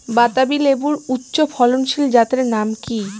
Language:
Bangla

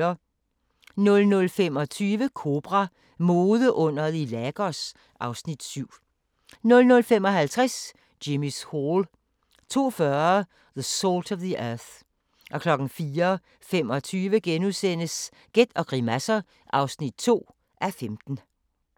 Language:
Danish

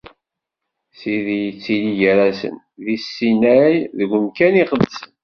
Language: Kabyle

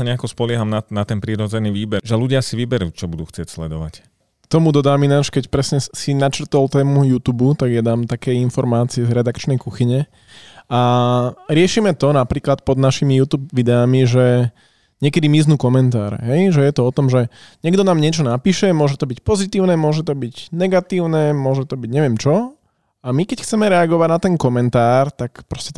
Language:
Slovak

